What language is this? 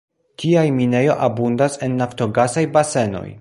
Esperanto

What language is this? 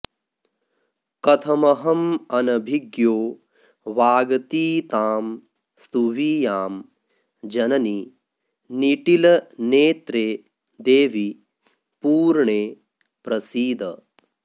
Sanskrit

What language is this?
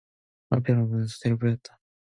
Korean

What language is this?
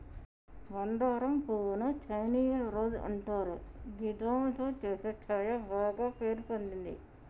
Telugu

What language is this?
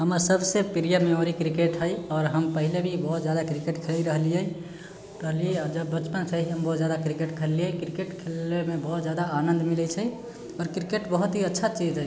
Maithili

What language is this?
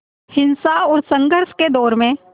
Hindi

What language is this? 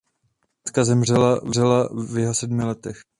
Czech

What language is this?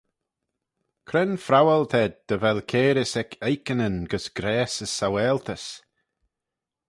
Manx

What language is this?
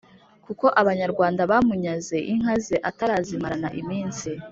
Kinyarwanda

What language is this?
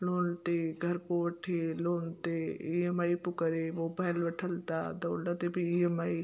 Sindhi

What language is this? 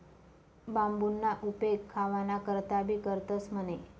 Marathi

